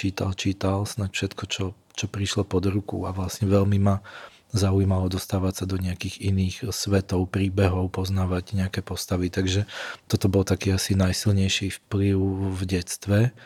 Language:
Slovak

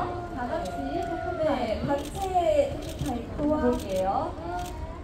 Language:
Korean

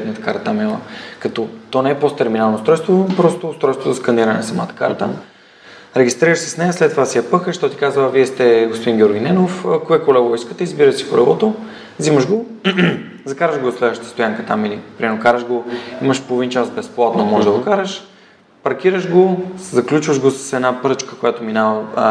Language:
Bulgarian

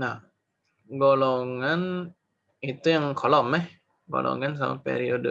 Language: Indonesian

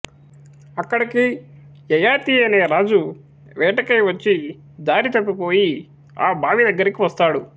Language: Telugu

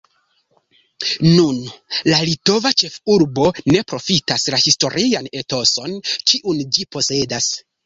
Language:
Esperanto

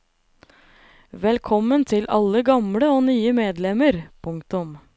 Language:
Norwegian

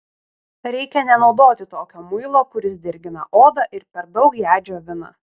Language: Lithuanian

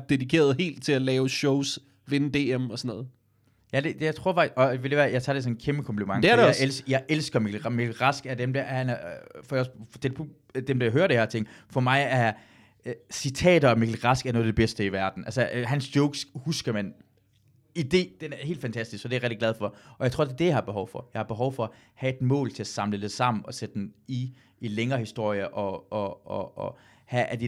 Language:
Danish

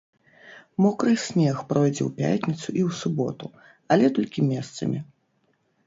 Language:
Belarusian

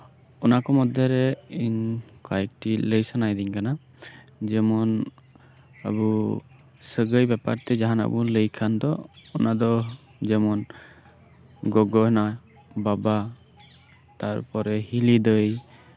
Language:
Santali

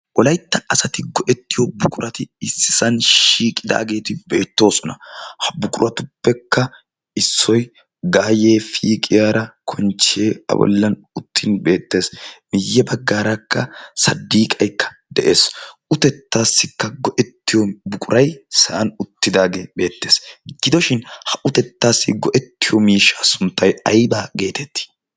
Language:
Wolaytta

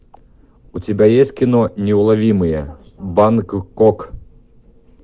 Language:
Russian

